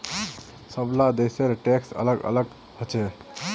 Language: Magahi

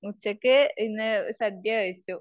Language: Malayalam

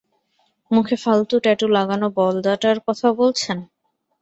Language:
Bangla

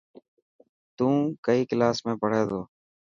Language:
Dhatki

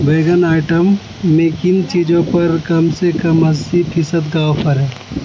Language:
Urdu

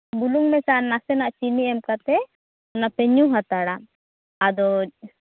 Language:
Santali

